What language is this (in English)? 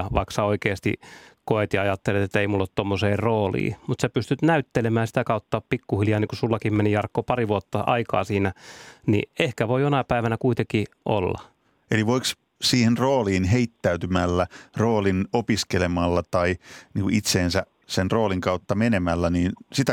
Finnish